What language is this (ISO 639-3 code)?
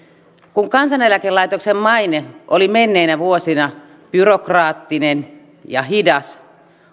fin